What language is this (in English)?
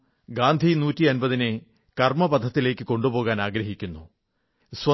Malayalam